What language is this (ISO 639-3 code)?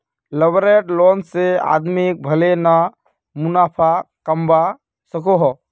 mag